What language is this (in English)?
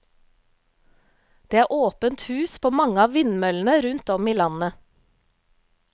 Norwegian